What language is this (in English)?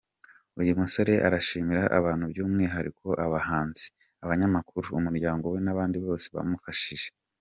Kinyarwanda